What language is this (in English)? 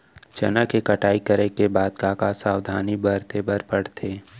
Chhattisgarhi